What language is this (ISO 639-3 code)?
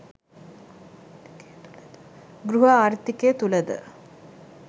sin